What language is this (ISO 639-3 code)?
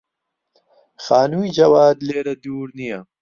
ckb